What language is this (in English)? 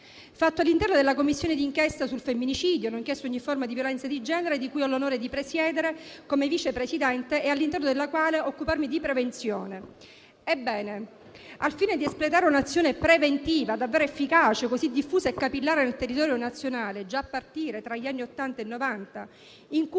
Italian